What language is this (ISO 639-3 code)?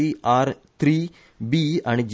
kok